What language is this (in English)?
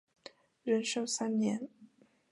Chinese